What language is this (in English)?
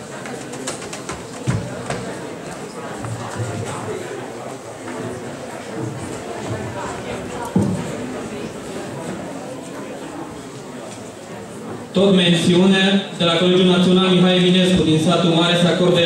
Romanian